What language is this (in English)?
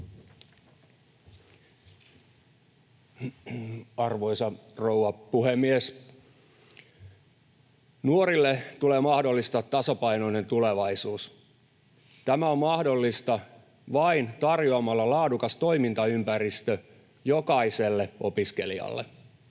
Finnish